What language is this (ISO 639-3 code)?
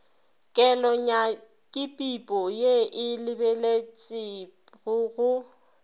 nso